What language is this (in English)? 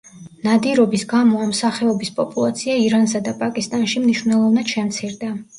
Georgian